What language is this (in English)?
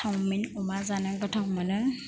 Bodo